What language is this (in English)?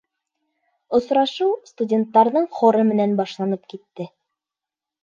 Bashkir